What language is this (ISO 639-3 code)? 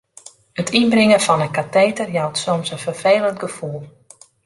fry